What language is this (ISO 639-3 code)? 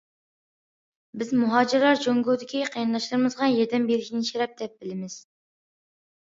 uig